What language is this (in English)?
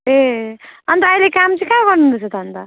Nepali